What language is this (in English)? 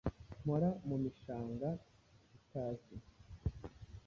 Kinyarwanda